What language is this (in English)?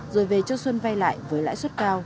Vietnamese